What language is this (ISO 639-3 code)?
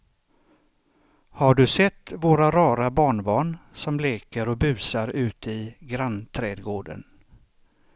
swe